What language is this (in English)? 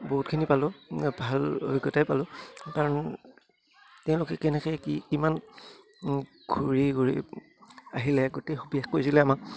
Assamese